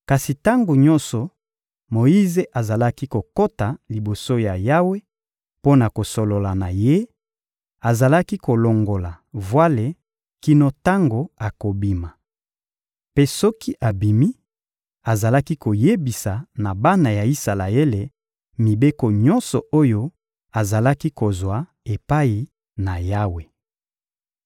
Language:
Lingala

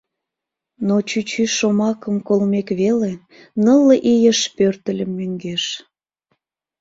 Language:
Mari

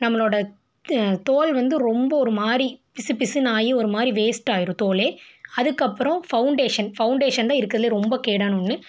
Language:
Tamil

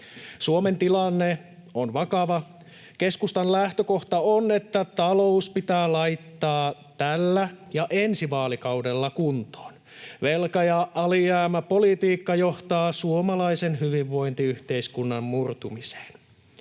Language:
Finnish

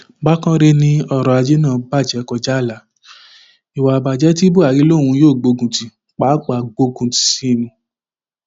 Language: Yoruba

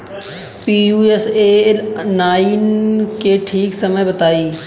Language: Bhojpuri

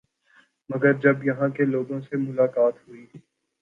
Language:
Urdu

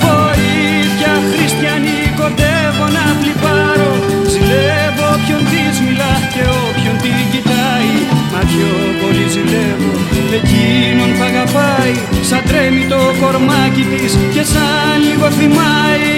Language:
Greek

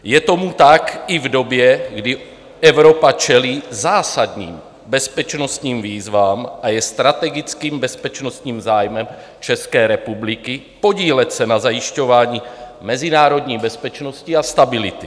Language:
Czech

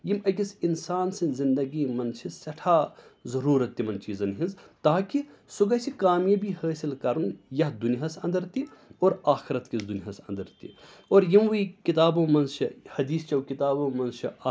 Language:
Kashmiri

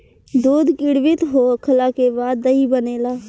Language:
Bhojpuri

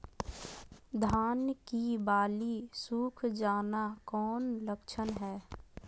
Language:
Magahi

